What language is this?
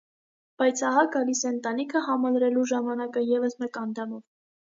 Armenian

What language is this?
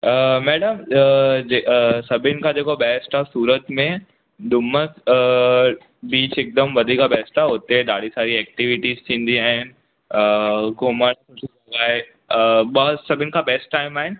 Sindhi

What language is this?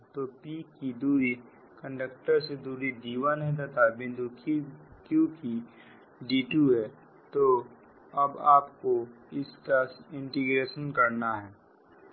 Hindi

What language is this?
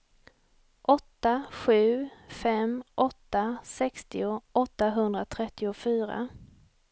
Swedish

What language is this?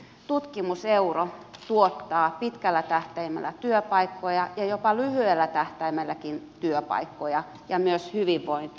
Finnish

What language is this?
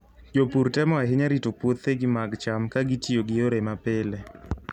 Luo (Kenya and Tanzania)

